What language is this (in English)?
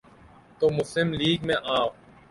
Urdu